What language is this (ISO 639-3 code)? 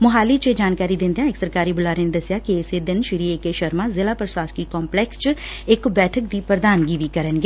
pan